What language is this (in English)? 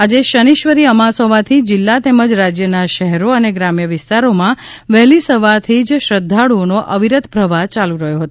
Gujarati